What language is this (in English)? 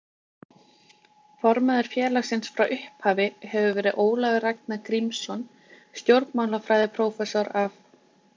Icelandic